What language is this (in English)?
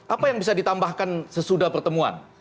Indonesian